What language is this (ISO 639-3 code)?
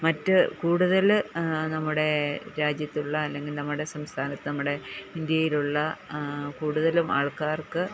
mal